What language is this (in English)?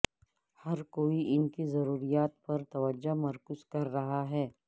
Urdu